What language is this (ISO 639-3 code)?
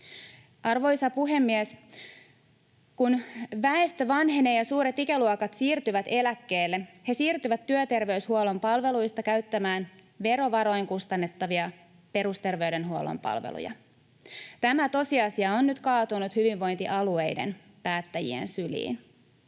fin